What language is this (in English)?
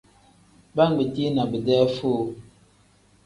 Tem